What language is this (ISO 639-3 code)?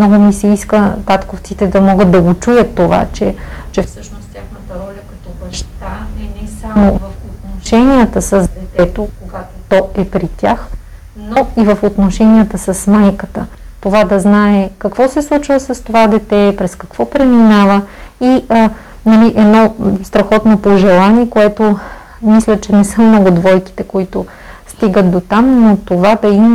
bul